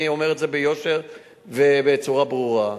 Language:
Hebrew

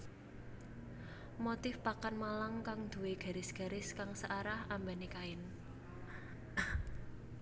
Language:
Javanese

